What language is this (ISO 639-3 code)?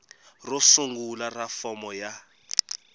tso